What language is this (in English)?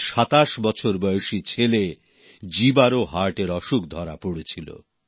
Bangla